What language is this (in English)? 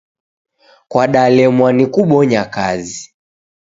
Taita